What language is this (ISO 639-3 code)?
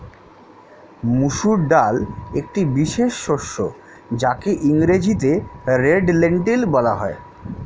ben